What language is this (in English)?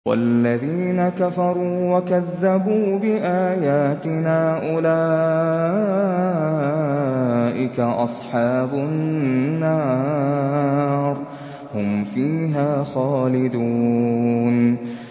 Arabic